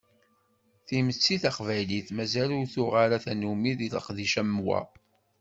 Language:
Kabyle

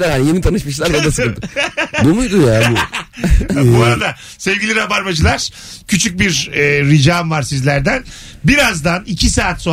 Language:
Turkish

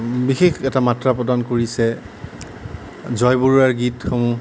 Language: Assamese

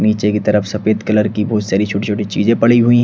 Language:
Hindi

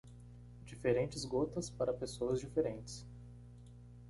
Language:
Portuguese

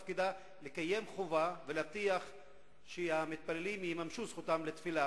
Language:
Hebrew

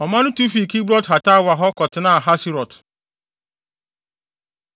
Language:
Akan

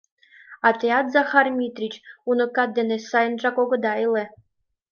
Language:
Mari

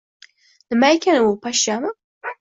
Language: Uzbek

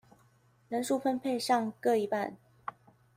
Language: Chinese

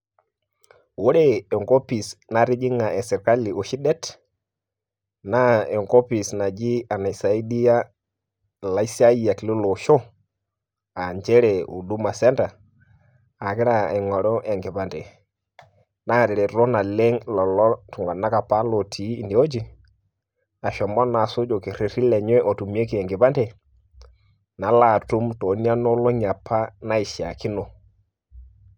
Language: Masai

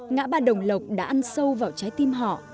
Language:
Vietnamese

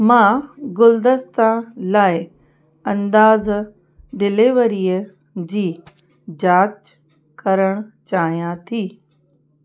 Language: Sindhi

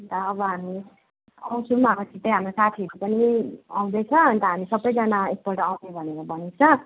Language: Nepali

